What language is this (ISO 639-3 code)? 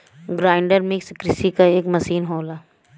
bho